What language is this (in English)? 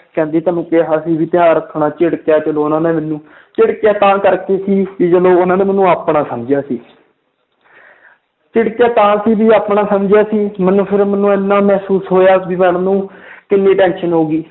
Punjabi